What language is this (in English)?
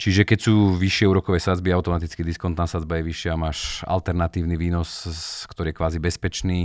Slovak